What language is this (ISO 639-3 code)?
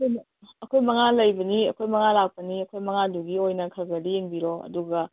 mni